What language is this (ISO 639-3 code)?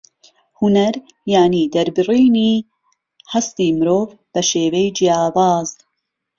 ckb